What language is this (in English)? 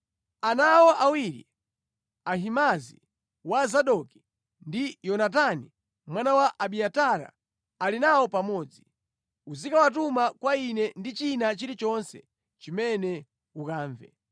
Nyanja